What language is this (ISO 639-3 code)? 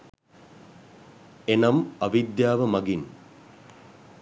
sin